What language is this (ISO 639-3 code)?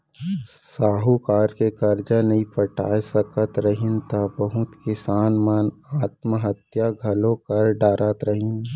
hne